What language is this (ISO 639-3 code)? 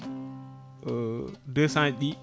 ful